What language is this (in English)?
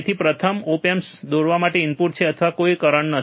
Gujarati